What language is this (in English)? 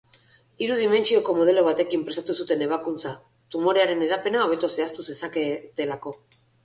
Basque